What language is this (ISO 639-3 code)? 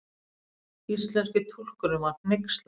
isl